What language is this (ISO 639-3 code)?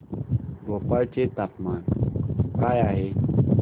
mar